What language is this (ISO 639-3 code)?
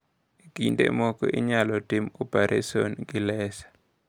luo